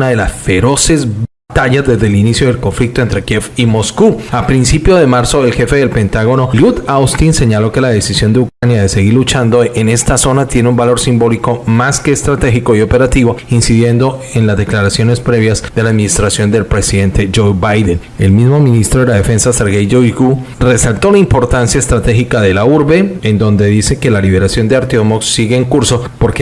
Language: Spanish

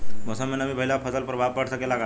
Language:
Bhojpuri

